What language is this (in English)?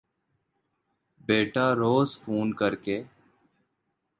Urdu